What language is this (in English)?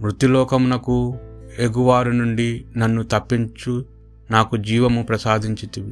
Telugu